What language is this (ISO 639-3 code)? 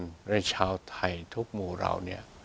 tha